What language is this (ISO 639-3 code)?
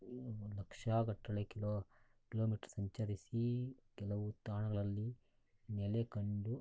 kan